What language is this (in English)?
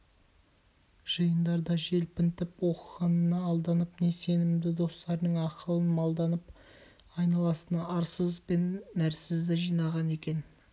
Kazakh